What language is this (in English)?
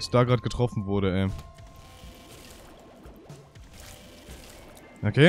German